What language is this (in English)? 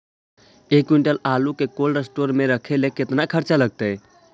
Magahi